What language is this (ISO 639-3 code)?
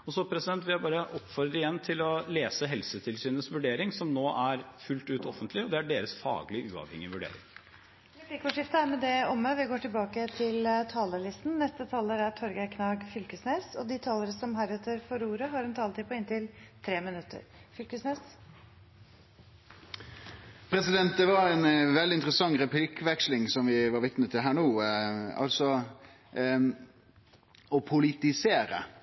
nor